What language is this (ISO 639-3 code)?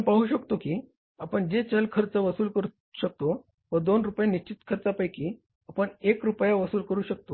mar